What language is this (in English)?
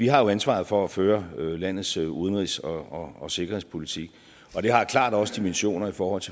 Danish